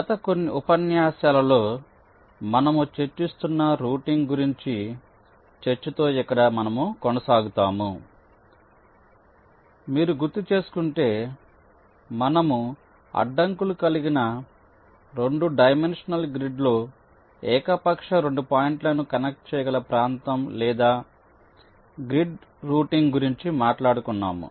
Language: Telugu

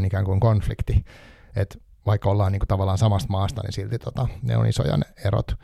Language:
Finnish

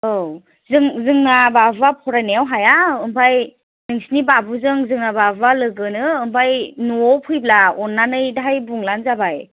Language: Bodo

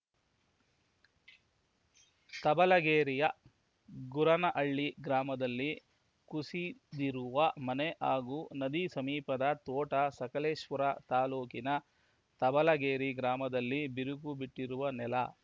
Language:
Kannada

